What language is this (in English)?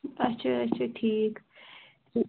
Kashmiri